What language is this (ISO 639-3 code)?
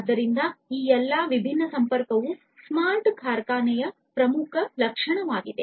kan